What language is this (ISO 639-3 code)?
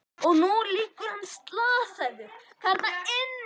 isl